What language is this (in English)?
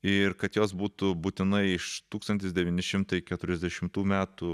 Lithuanian